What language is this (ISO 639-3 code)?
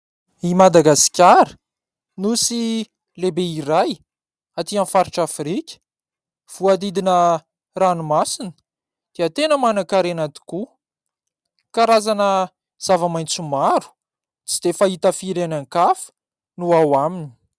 mlg